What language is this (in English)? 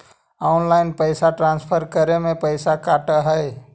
Magahi